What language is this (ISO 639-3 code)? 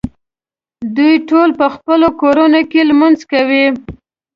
pus